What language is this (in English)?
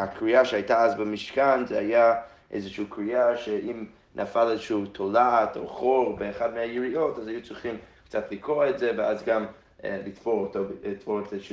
Hebrew